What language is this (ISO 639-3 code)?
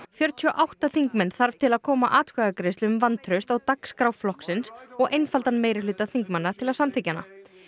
isl